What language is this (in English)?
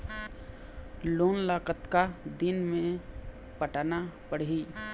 Chhattisgarhi